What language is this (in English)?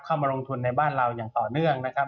Thai